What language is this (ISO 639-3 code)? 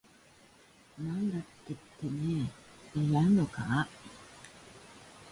jpn